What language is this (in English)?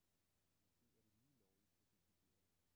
Danish